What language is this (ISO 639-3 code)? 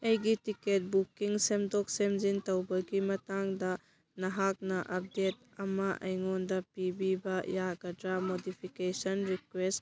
mni